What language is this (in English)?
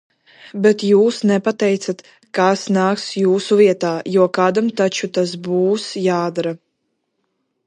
Latvian